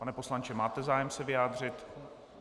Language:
Czech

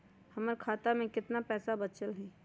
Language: Magahi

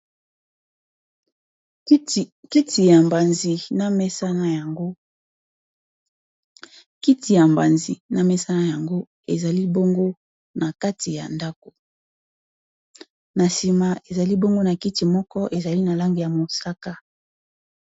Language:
Lingala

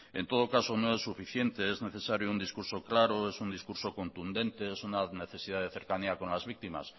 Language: Spanish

